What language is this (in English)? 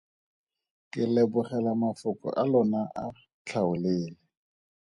Tswana